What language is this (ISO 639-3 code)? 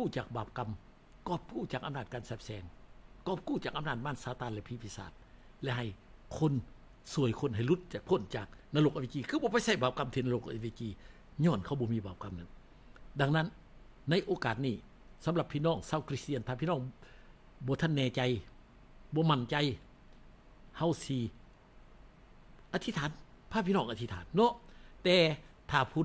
tha